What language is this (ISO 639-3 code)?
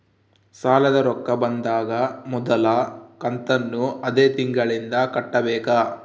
kan